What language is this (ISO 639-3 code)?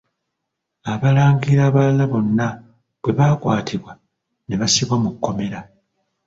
lug